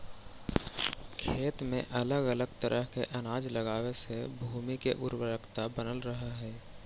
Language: Magahi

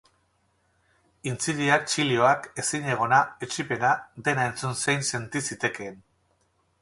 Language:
Basque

